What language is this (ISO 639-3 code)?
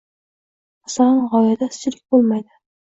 uzb